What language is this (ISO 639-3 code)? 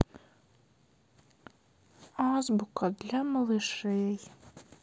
rus